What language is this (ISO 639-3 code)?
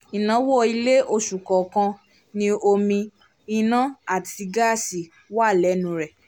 yor